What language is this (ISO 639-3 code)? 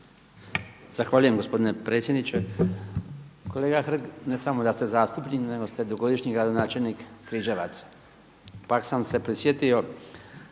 hrv